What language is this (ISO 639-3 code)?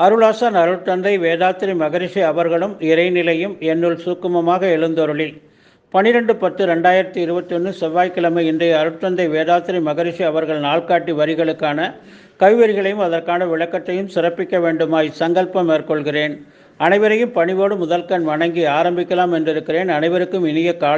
tam